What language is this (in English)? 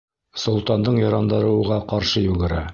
Bashkir